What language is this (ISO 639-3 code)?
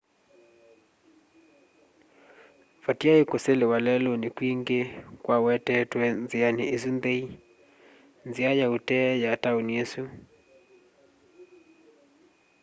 kam